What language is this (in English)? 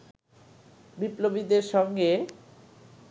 Bangla